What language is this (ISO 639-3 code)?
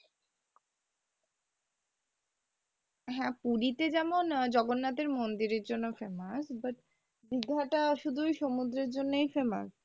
ben